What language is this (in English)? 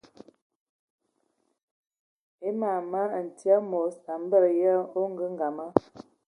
Ewondo